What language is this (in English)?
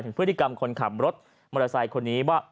Thai